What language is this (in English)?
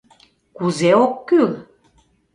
Mari